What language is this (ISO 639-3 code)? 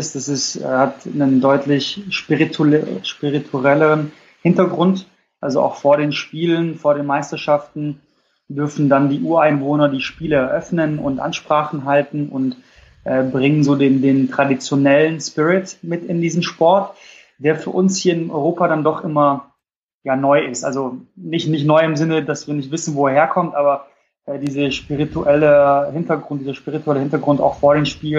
deu